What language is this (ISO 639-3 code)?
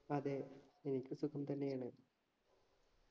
mal